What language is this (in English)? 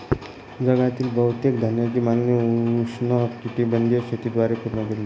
Marathi